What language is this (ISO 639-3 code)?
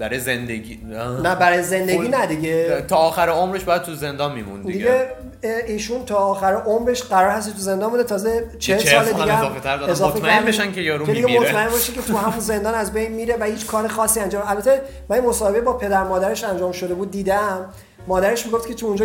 fas